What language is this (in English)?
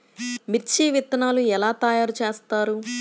Telugu